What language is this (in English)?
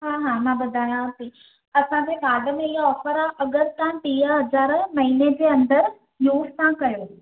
Sindhi